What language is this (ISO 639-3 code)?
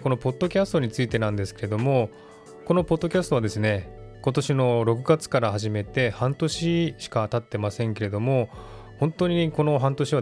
jpn